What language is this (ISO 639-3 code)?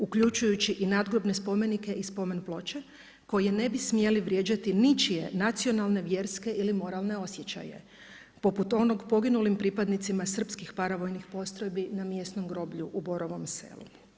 hrv